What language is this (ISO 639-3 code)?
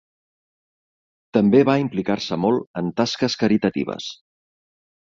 cat